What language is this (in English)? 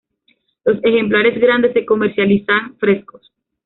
Spanish